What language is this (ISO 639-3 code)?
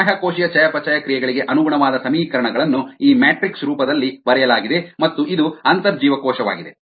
kan